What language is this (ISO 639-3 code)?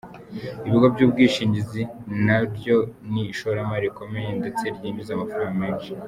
kin